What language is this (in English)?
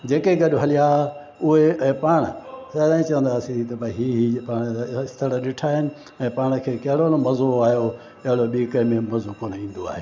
Sindhi